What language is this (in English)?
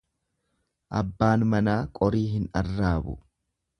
Oromo